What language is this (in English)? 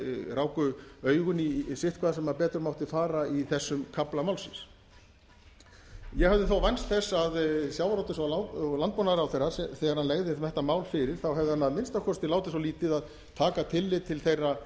Icelandic